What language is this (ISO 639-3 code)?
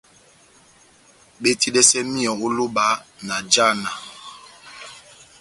bnm